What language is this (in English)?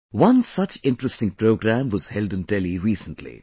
English